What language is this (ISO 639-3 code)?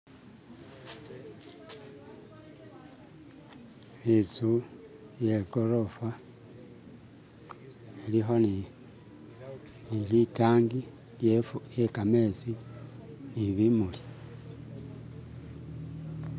myx